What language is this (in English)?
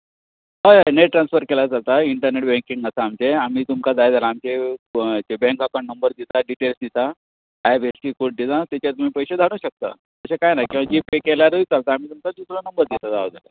Konkani